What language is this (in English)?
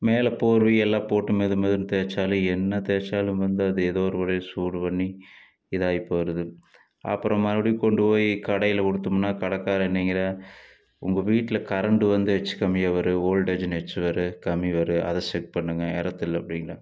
Tamil